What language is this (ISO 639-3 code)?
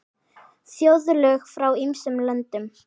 isl